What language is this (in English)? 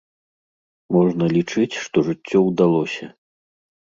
Belarusian